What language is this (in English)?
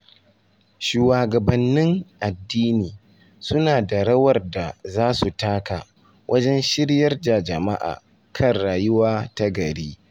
Hausa